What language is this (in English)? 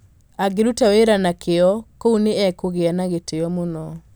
Kikuyu